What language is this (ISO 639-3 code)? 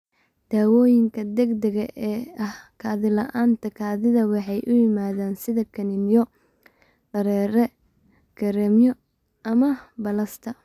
som